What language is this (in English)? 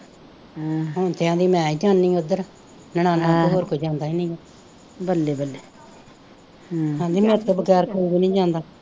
Punjabi